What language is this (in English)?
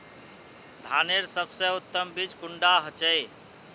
Magahi